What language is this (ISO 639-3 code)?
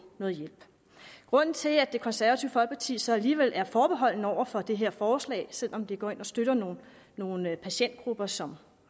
dan